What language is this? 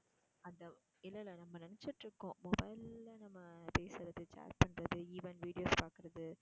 Tamil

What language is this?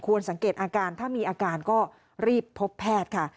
Thai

